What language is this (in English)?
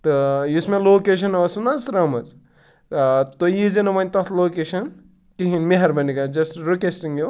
Kashmiri